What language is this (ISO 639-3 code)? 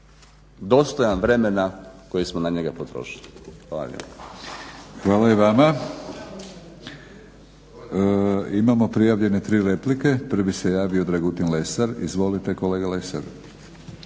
hrv